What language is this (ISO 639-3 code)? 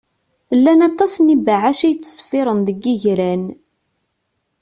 kab